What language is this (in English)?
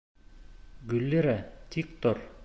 Bashkir